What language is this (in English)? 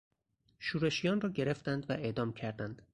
Persian